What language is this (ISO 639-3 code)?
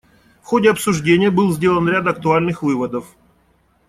rus